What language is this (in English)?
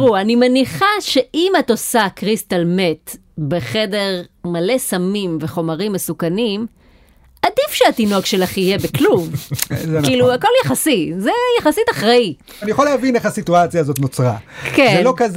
Hebrew